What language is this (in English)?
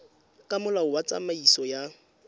Tswana